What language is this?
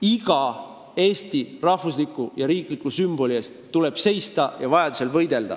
Estonian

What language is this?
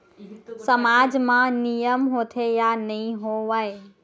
Chhattisgarhi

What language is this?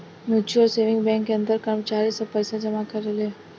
Bhojpuri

